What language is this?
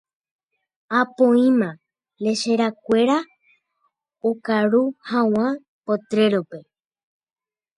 Guarani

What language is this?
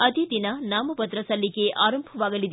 Kannada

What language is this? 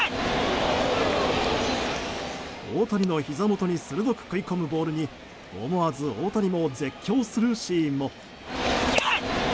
Japanese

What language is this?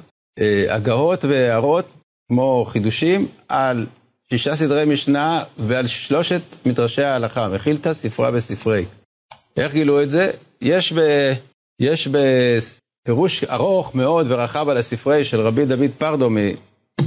Hebrew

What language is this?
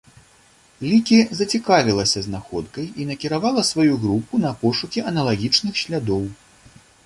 Belarusian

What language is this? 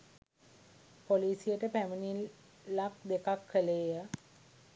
Sinhala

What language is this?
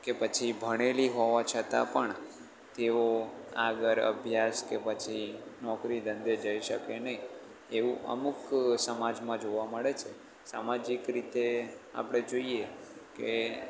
Gujarati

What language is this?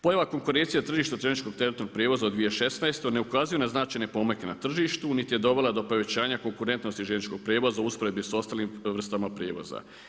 Croatian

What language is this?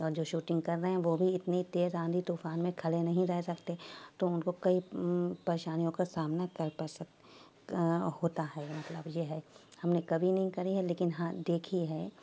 Urdu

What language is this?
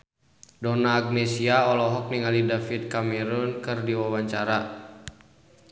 Sundanese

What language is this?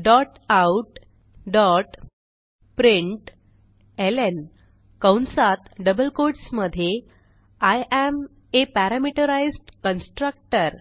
Marathi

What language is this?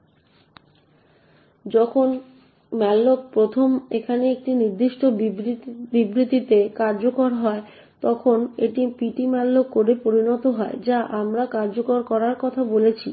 Bangla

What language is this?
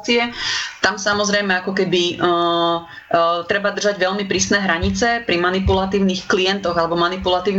Slovak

